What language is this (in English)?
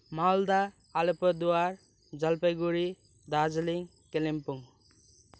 Nepali